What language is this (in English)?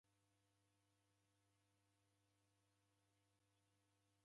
Taita